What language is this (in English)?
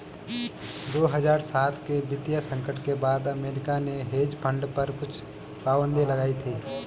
Hindi